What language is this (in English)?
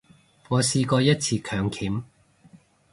Cantonese